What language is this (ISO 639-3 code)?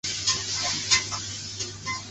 zho